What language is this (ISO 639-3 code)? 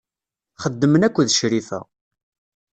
kab